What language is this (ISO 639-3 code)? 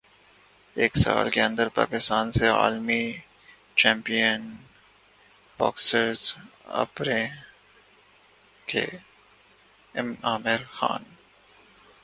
urd